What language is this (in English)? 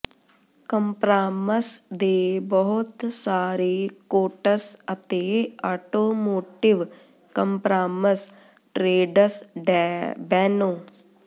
Punjabi